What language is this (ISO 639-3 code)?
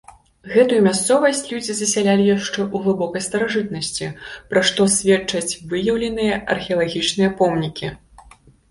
bel